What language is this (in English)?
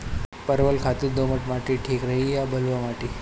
Bhojpuri